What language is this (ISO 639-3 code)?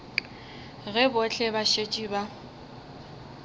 nso